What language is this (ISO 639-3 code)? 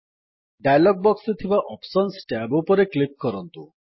ori